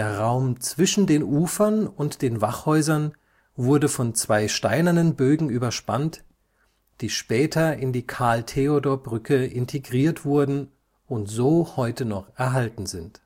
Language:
German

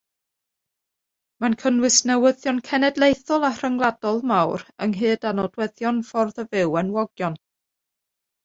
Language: Welsh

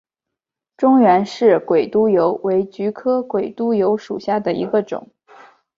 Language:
Chinese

